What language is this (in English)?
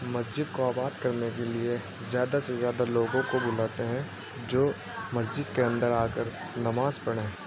Urdu